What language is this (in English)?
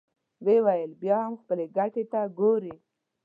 Pashto